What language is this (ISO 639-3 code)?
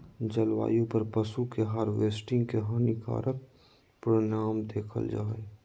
mag